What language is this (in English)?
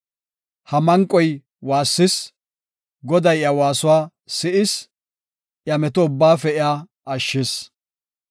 Gofa